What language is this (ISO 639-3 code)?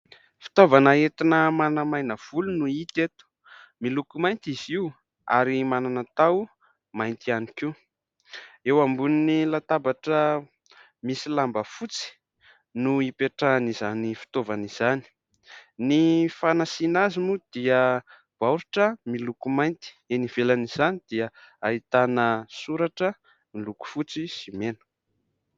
mlg